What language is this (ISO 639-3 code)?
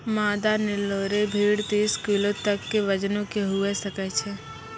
mai